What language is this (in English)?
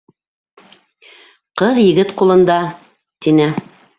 Bashkir